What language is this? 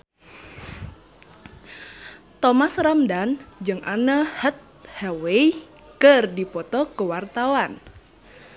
Sundanese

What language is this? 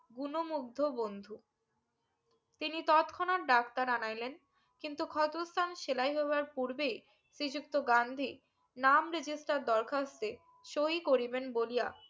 Bangla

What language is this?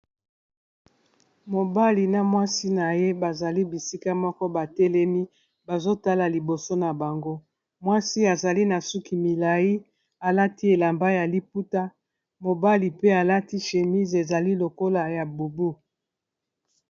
Lingala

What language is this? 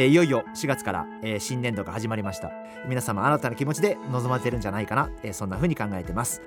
Japanese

